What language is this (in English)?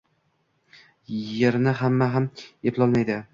Uzbek